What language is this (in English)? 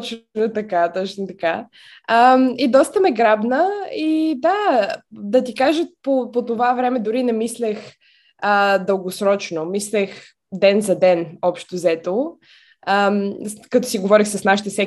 Bulgarian